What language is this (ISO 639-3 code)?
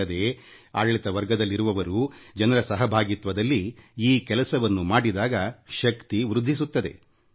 kan